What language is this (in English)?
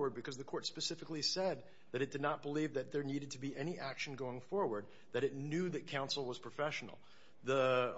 English